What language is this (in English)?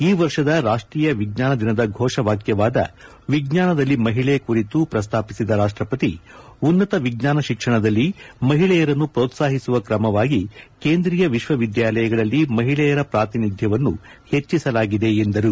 Kannada